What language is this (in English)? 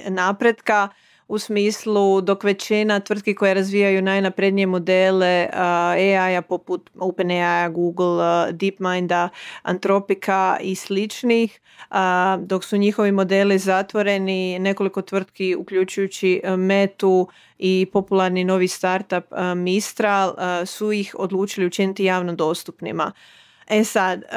Croatian